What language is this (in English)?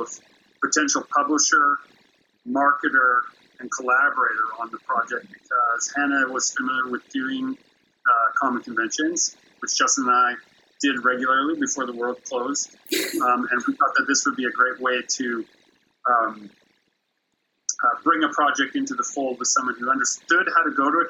English